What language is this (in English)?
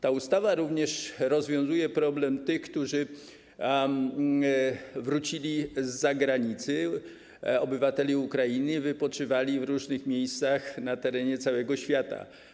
Polish